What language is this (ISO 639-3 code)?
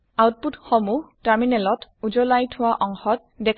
asm